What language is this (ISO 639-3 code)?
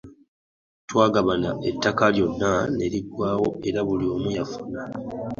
lug